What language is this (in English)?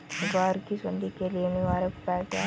Hindi